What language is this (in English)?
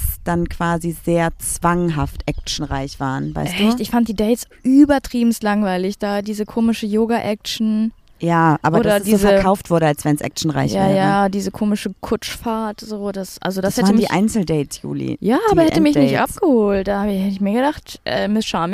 German